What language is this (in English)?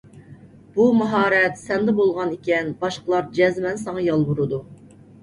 Uyghur